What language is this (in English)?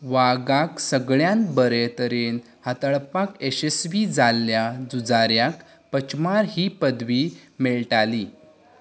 Konkani